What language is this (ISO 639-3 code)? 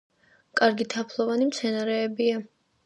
kat